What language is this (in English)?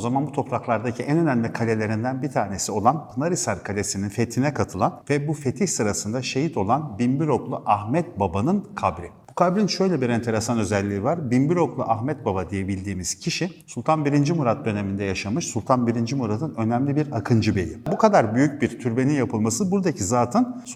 Turkish